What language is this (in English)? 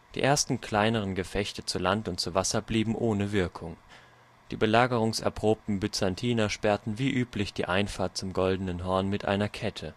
German